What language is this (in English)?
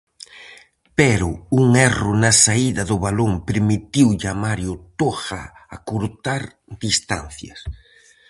Galician